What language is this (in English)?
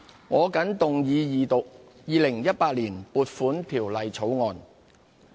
Cantonese